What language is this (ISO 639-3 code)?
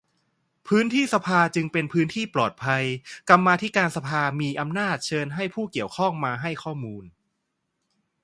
tha